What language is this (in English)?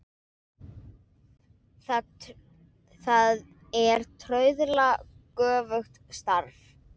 Icelandic